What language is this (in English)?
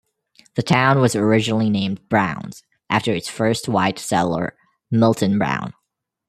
English